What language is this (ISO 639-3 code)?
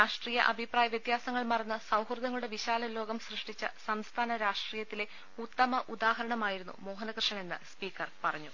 mal